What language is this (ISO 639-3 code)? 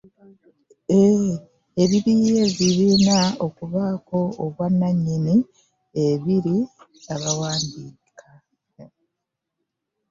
lug